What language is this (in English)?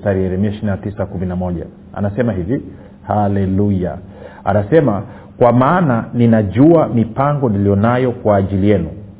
Swahili